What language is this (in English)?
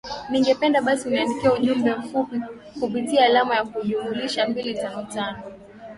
Swahili